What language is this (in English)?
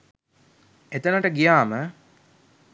Sinhala